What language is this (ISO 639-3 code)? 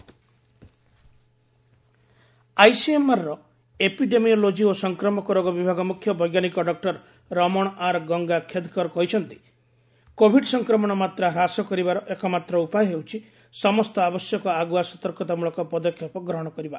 ori